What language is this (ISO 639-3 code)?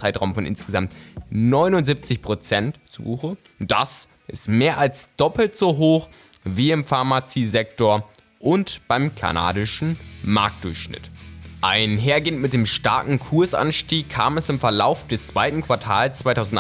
deu